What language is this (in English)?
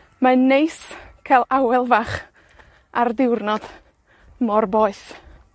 Welsh